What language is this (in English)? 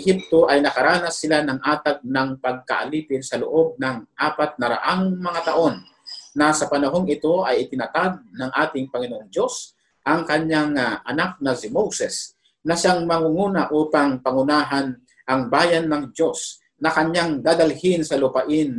Filipino